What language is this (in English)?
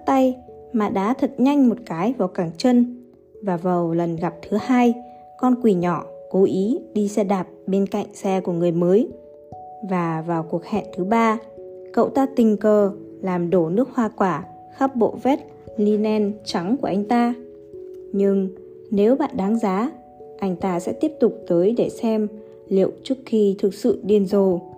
Vietnamese